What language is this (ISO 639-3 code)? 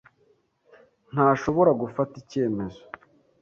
kin